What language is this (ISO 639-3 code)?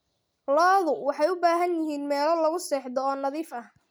som